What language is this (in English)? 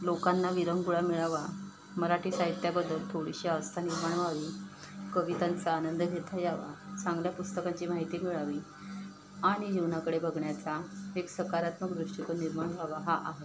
Marathi